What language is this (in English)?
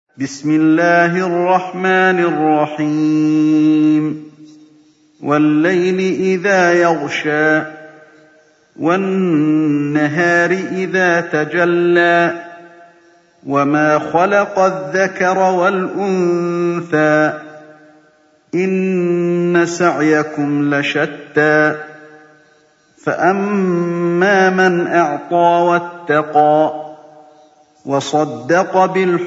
Arabic